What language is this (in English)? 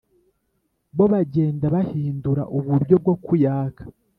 Kinyarwanda